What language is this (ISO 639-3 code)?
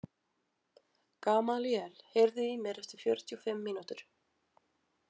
isl